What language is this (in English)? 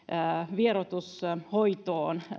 Finnish